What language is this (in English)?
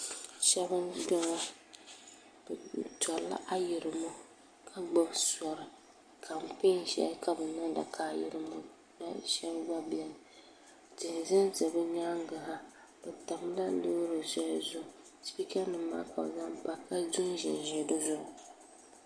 Dagbani